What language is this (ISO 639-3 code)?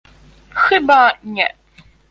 pol